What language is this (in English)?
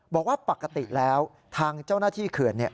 Thai